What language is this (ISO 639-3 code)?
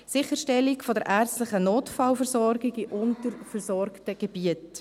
gsw